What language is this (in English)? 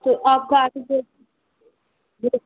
Hindi